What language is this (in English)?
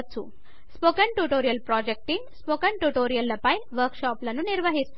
Telugu